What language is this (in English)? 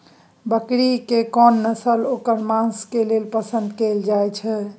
Maithili